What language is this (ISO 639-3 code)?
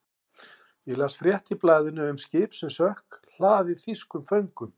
isl